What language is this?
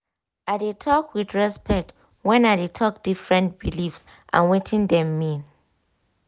Nigerian Pidgin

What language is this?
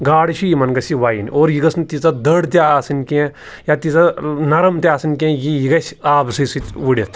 Kashmiri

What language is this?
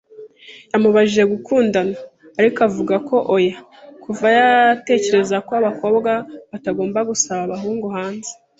Kinyarwanda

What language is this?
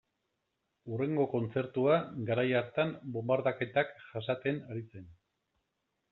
Basque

